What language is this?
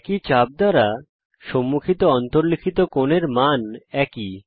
Bangla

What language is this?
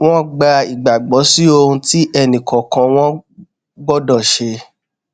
Yoruba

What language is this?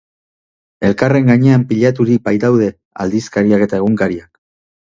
Basque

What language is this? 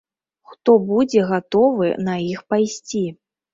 Belarusian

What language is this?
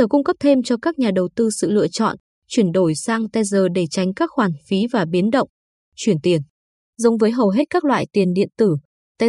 Vietnamese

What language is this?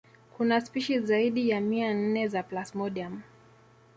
Swahili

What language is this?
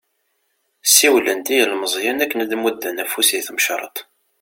Kabyle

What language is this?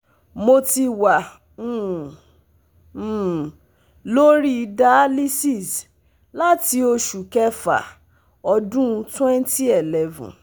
Yoruba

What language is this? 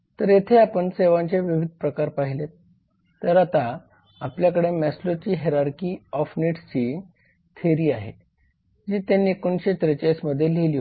Marathi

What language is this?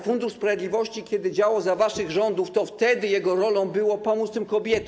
Polish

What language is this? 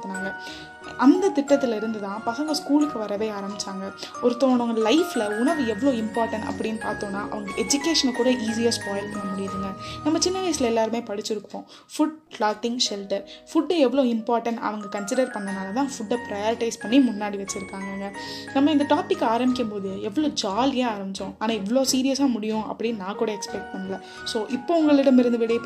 Tamil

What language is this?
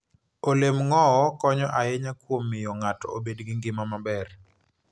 Luo (Kenya and Tanzania)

